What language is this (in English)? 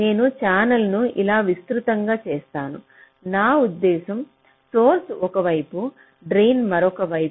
Telugu